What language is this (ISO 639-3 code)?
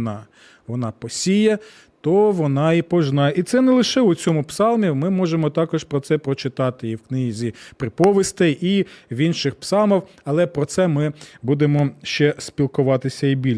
ukr